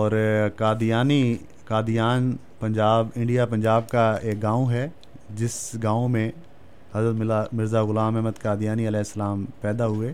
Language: Urdu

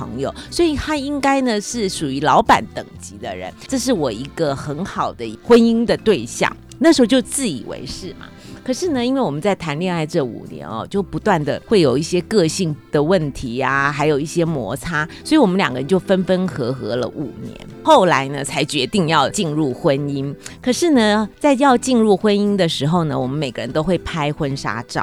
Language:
Chinese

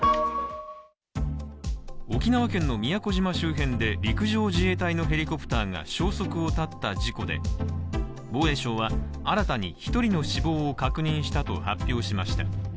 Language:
Japanese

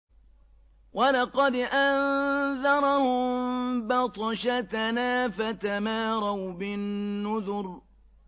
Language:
Arabic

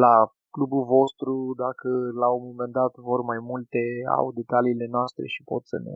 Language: Romanian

